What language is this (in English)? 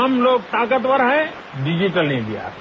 Hindi